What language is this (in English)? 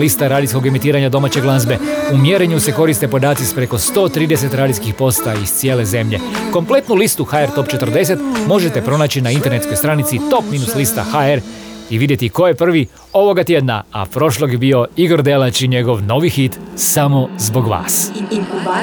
Croatian